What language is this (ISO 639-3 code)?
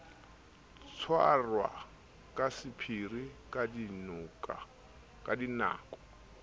sot